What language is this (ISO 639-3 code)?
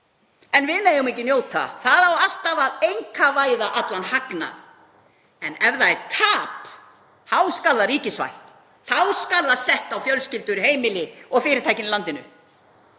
isl